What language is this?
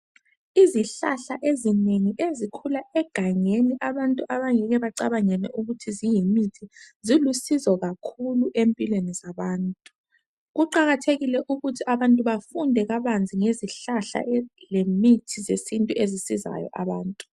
North Ndebele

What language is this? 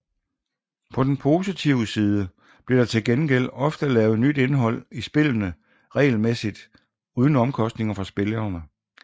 Danish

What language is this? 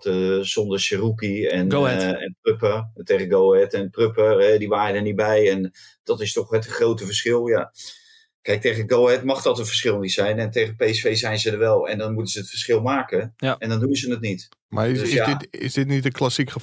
Dutch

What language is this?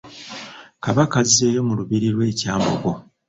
Ganda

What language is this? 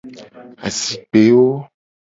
Gen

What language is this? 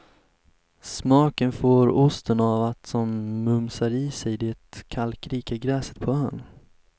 Swedish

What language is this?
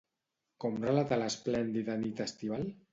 Catalan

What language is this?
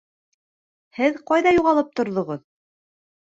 Bashkir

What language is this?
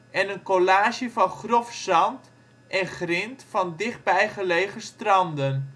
Dutch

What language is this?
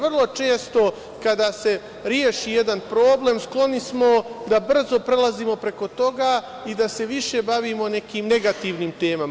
Serbian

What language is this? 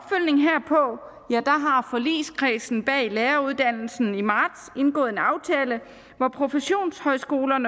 Danish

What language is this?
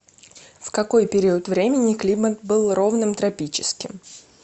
Russian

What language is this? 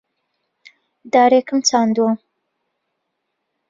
Central Kurdish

